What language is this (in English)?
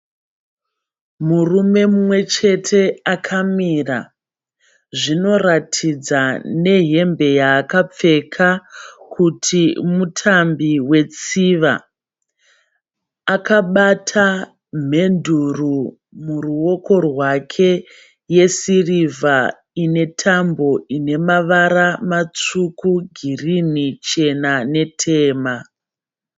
Shona